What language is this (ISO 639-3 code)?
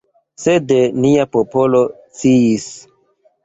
epo